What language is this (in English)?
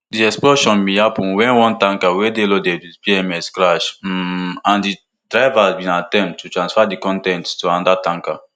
Nigerian Pidgin